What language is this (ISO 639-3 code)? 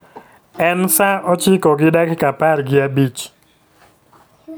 luo